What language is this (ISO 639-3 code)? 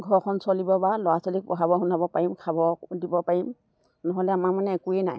asm